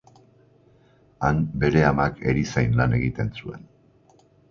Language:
Basque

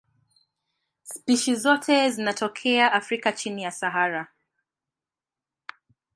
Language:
Swahili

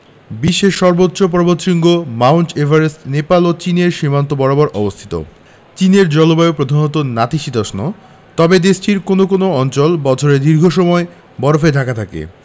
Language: Bangla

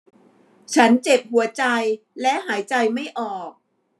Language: Thai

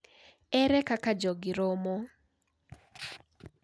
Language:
Luo (Kenya and Tanzania)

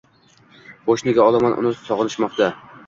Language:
Uzbek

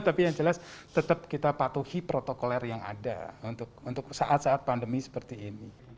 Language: Indonesian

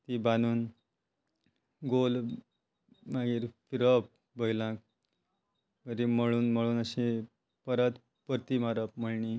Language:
Konkani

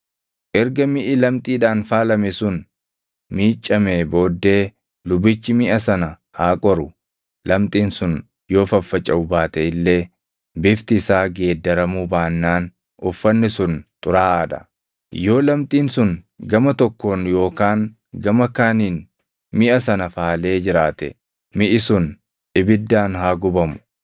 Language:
Oromo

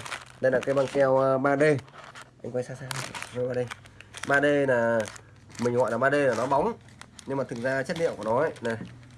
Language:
Vietnamese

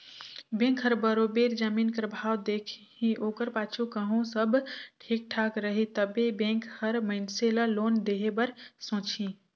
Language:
Chhattisgarhi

